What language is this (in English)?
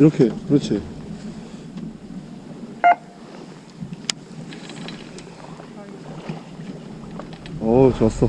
Korean